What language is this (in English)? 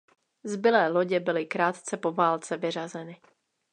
Czech